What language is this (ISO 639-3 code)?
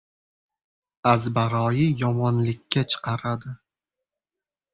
uzb